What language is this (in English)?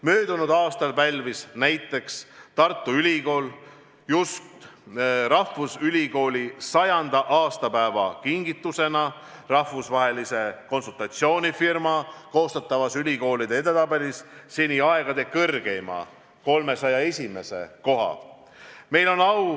Estonian